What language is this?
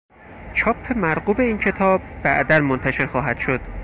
Persian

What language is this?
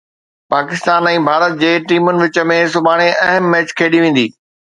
Sindhi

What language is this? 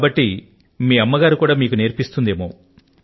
Telugu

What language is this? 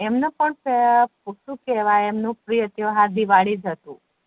Gujarati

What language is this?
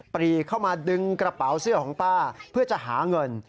Thai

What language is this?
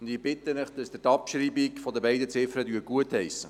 Swiss German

